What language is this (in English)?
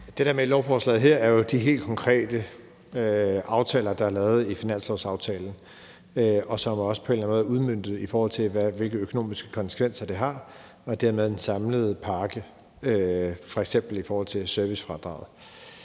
Danish